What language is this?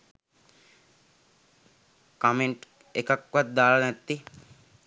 Sinhala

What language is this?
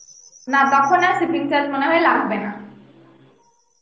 Bangla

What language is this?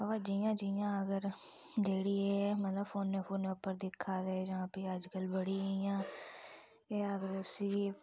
Dogri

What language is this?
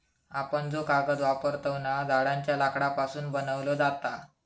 Marathi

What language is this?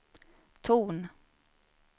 Swedish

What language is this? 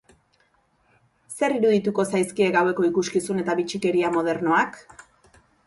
Basque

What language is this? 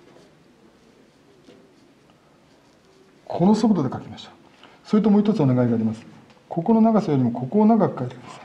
Japanese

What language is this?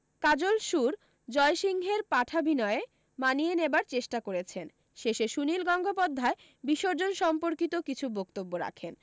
Bangla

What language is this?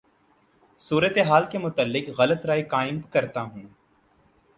Urdu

